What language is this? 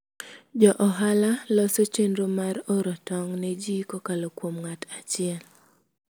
Luo (Kenya and Tanzania)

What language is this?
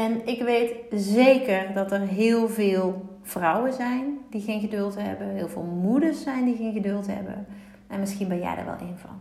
Dutch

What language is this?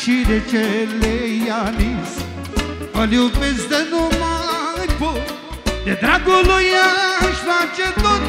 Romanian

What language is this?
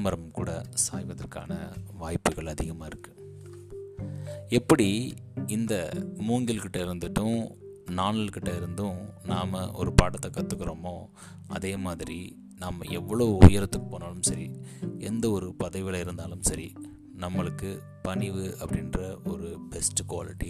Tamil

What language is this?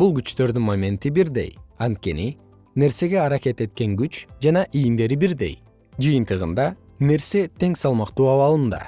Kyrgyz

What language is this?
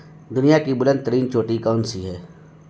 Urdu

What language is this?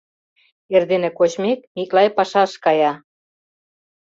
Mari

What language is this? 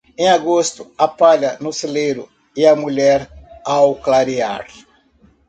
Portuguese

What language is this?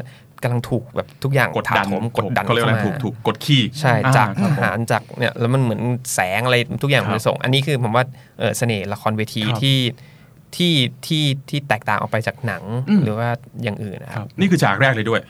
Thai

